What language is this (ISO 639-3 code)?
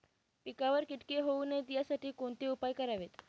mar